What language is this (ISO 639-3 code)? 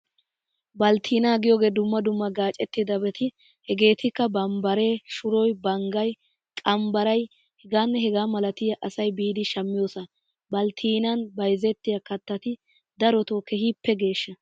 wal